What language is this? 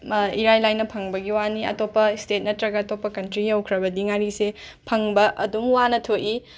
Manipuri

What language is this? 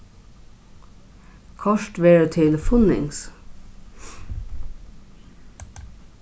Faroese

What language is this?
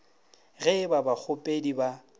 Northern Sotho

